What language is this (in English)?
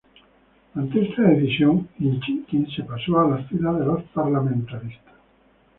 Spanish